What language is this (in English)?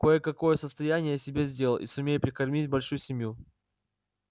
Russian